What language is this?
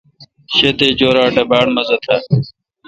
Kalkoti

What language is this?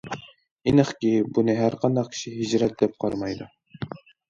Uyghur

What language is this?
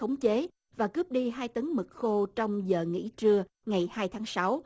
Vietnamese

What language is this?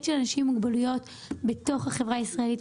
Hebrew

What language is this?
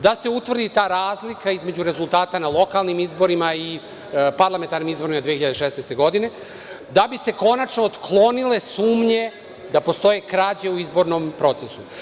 Serbian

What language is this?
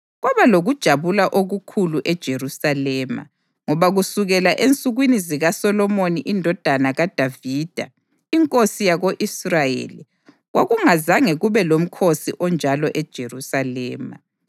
North Ndebele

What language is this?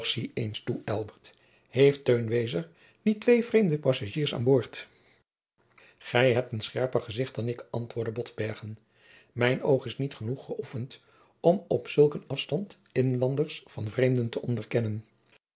Dutch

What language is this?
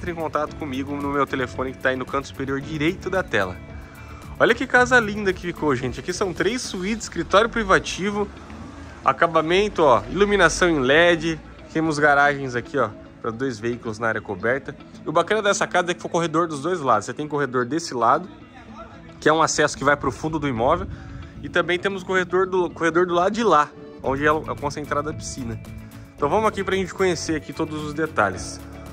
Portuguese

